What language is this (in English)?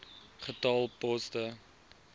Afrikaans